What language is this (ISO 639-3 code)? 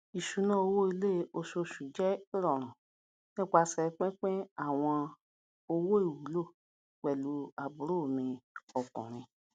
yor